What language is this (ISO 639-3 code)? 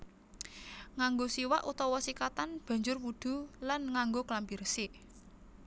jav